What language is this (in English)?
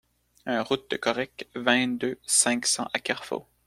French